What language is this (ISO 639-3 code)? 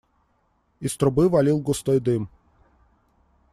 rus